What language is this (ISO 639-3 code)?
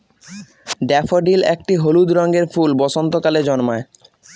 ben